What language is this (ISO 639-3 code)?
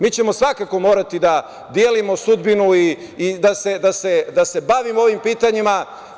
srp